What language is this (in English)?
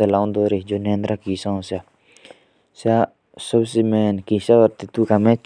Jaunsari